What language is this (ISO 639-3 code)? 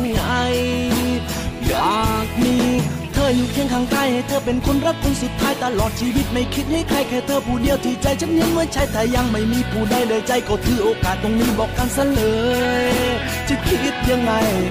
tha